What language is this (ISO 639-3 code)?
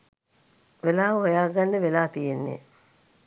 sin